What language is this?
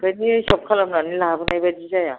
Bodo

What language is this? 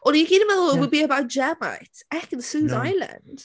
Welsh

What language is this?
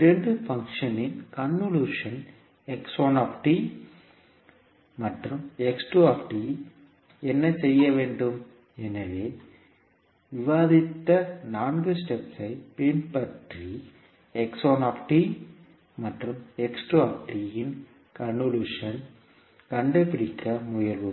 Tamil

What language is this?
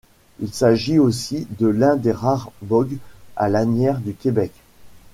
French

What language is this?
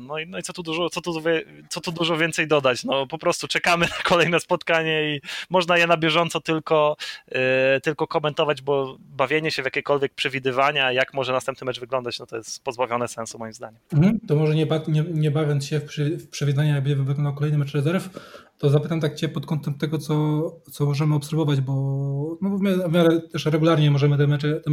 Polish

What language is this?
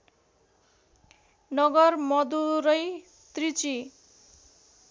Nepali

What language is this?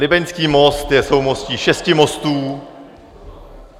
Czech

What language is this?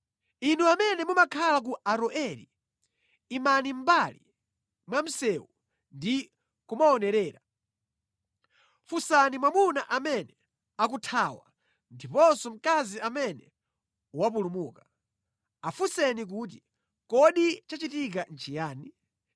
Nyanja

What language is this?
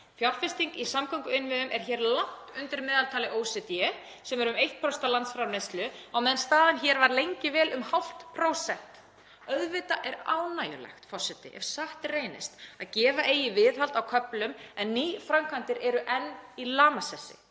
Icelandic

